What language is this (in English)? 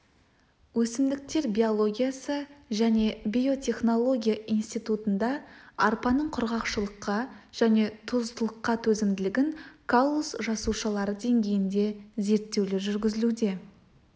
Kazakh